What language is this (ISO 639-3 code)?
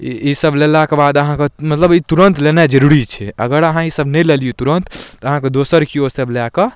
mai